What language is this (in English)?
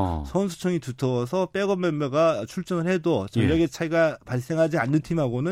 Korean